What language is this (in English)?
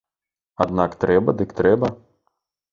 Belarusian